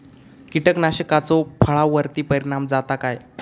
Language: Marathi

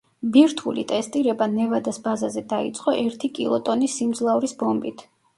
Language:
Georgian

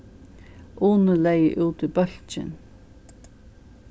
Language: Faroese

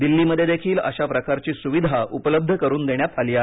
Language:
Marathi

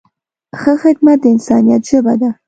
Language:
Pashto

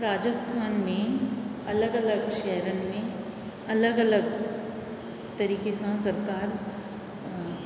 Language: Sindhi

